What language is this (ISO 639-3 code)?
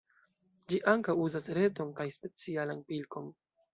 epo